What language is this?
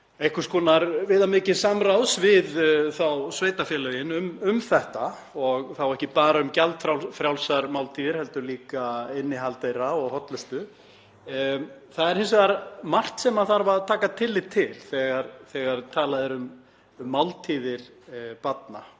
Icelandic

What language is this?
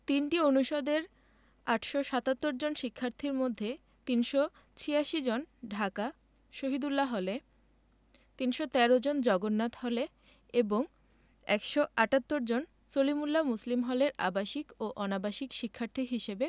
Bangla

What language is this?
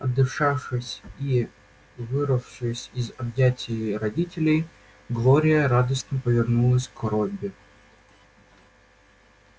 Russian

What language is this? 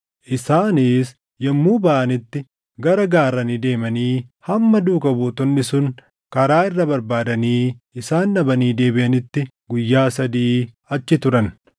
Oromo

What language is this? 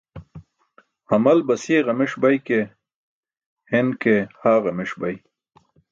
Burushaski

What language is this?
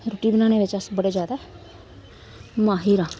Dogri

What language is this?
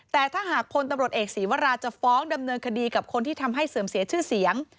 Thai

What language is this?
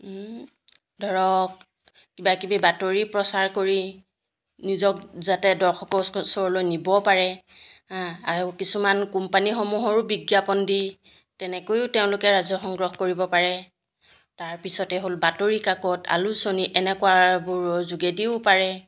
Assamese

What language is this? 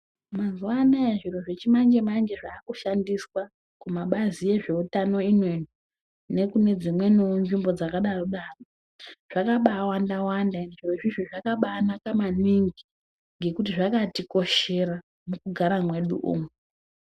Ndau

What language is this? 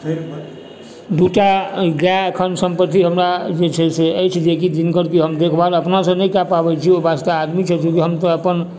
Maithili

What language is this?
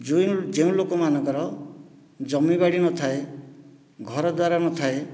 Odia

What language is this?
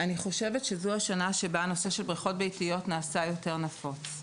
Hebrew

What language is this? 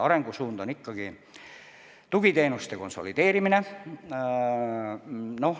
Estonian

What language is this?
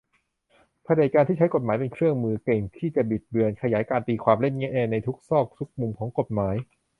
Thai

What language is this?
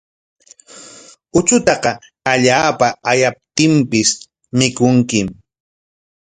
Corongo Ancash Quechua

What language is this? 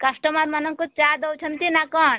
Odia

